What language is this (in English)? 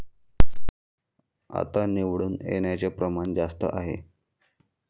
Marathi